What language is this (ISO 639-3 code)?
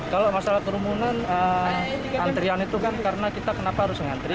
ind